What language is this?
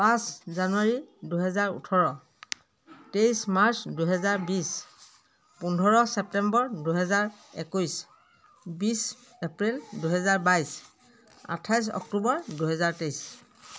Assamese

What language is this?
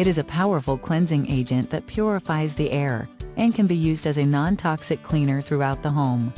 English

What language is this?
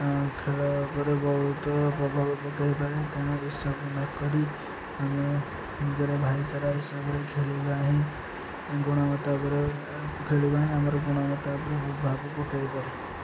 Odia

